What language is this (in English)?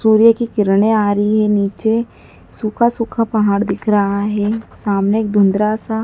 Hindi